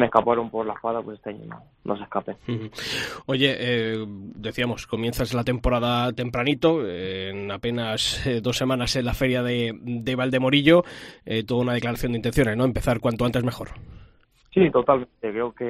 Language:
Spanish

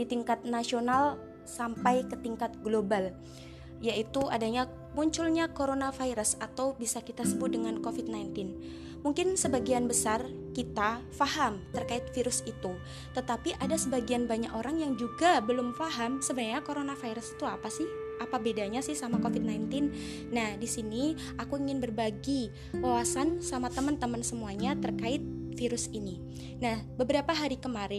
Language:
Indonesian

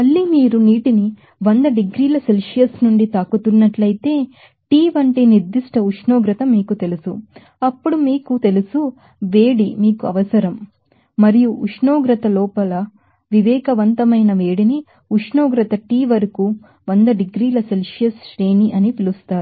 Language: Telugu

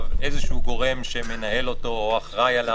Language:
Hebrew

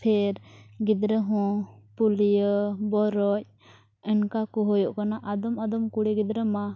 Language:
Santali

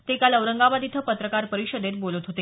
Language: Marathi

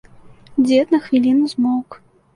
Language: Belarusian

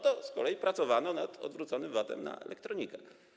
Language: Polish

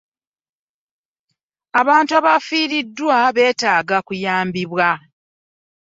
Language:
Ganda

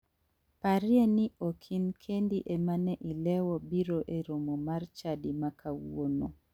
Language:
Luo (Kenya and Tanzania)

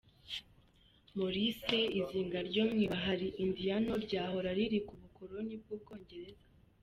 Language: Kinyarwanda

